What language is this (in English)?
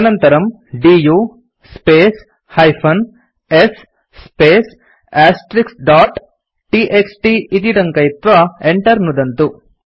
Sanskrit